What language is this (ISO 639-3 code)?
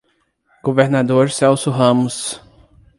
por